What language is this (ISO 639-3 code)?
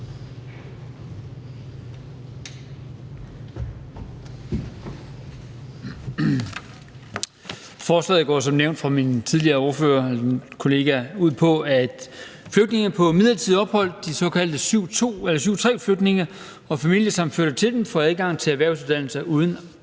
dan